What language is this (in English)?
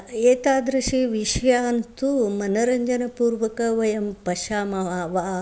Sanskrit